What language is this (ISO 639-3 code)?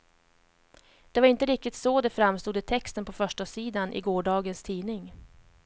swe